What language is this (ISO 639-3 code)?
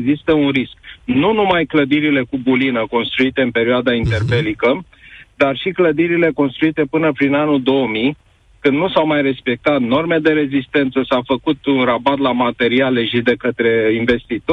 ron